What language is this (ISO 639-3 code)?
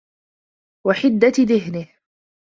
ara